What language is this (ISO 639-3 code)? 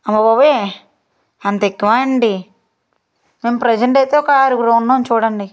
tel